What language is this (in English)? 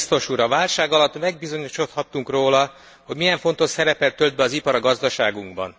Hungarian